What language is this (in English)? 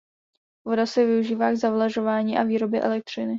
Czech